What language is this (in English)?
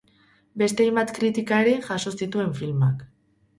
Basque